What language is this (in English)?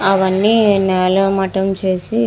Telugu